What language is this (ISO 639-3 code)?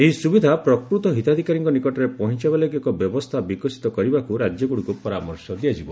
ori